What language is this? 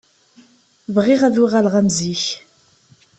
Kabyle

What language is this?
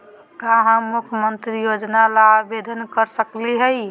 Magahi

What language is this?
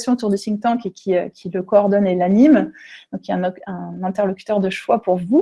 French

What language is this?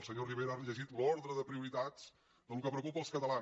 Catalan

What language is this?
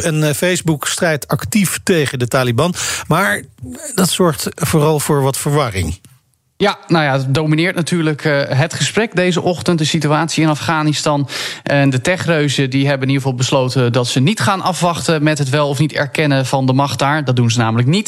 Dutch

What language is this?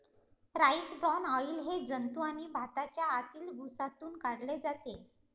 Marathi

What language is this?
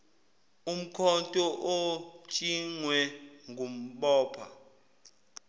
Zulu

